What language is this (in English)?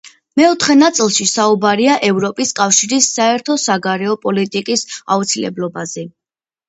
Georgian